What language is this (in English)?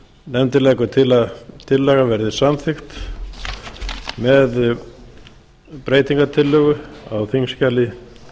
Icelandic